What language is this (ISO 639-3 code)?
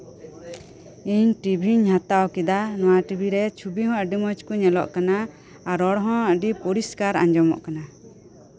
sat